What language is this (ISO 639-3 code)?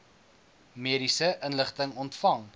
afr